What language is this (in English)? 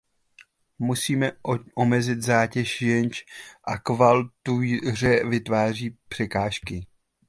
Czech